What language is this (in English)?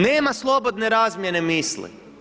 Croatian